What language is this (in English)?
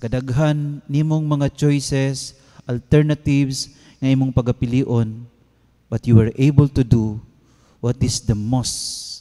Filipino